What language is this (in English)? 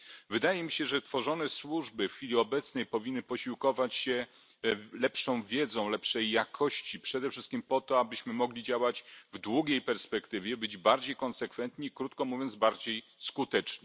Polish